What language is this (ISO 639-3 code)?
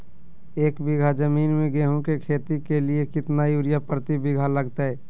mag